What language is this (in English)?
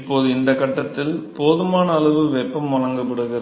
Tamil